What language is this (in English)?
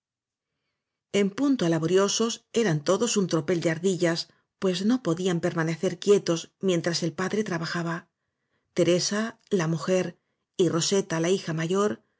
Spanish